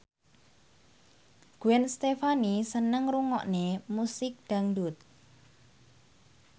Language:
Javanese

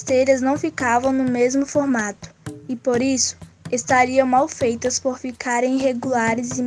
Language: Portuguese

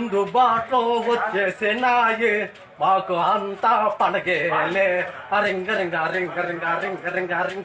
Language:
Vietnamese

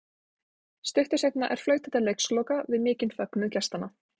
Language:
Icelandic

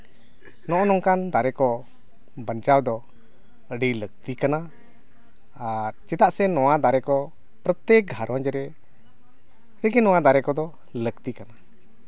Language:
Santali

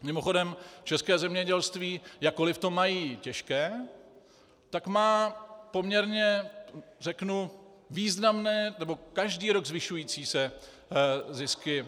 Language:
Czech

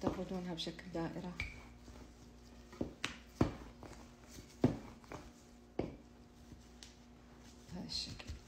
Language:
Arabic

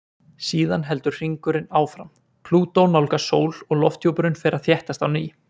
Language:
Icelandic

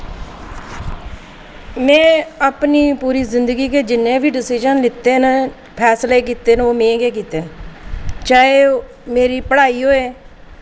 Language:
Dogri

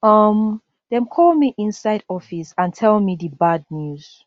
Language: Nigerian Pidgin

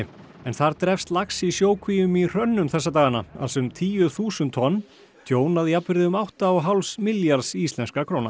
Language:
Icelandic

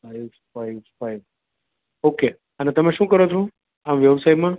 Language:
Gujarati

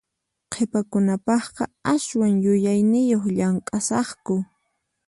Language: Puno Quechua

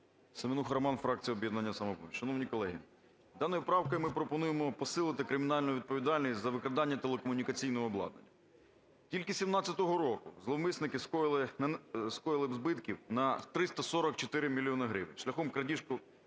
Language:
Ukrainian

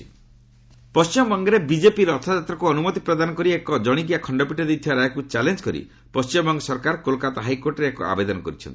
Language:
Odia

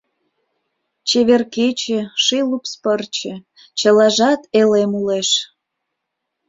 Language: Mari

